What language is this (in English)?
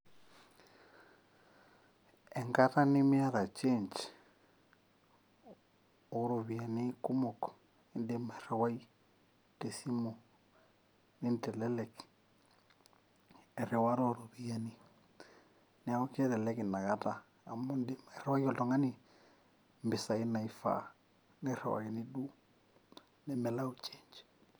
Masai